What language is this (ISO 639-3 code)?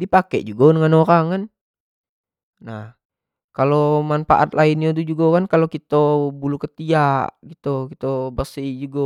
jax